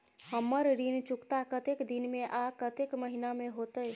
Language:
Maithili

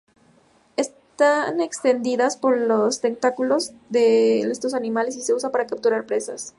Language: Spanish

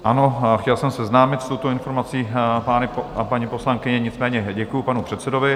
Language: Czech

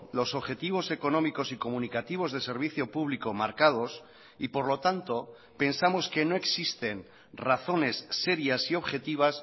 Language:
Spanish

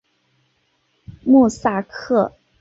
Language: Chinese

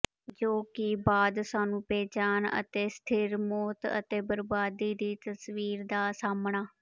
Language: Punjabi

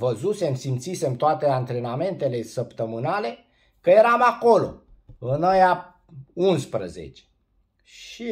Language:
Romanian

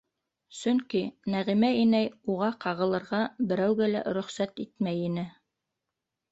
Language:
Bashkir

